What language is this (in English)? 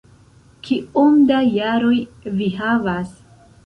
Esperanto